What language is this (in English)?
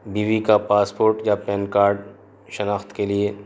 Urdu